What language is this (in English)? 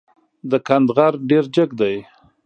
Pashto